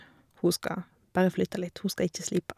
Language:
Norwegian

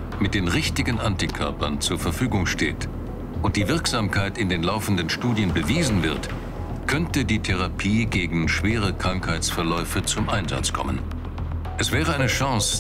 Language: German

